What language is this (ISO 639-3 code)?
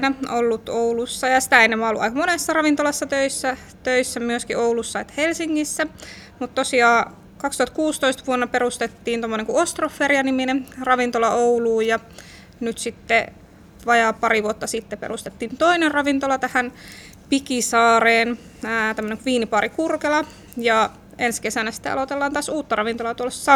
fin